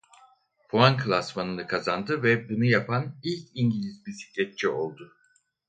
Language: Turkish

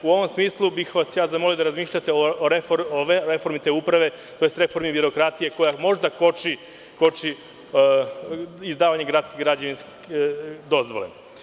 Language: Serbian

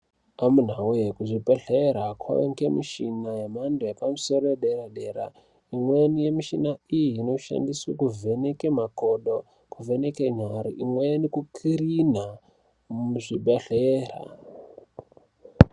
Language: Ndau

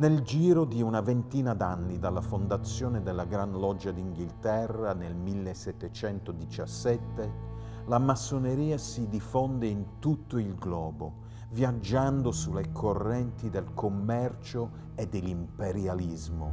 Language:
Italian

